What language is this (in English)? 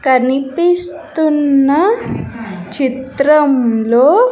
Telugu